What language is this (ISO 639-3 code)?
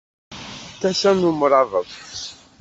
kab